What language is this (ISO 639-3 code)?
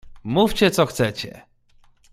pol